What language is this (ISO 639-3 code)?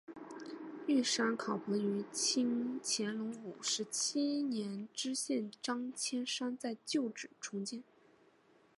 zho